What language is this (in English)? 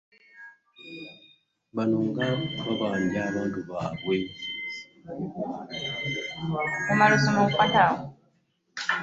Ganda